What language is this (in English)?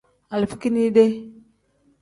Tem